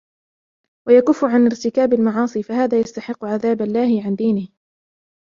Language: Arabic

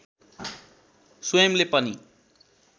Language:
Nepali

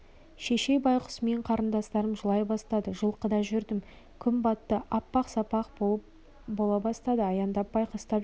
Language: Kazakh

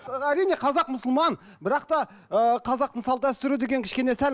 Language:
Kazakh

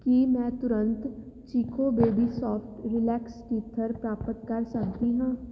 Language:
Punjabi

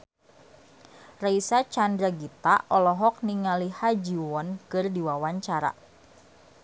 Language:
Sundanese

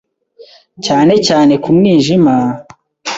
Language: Kinyarwanda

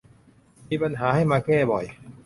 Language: Thai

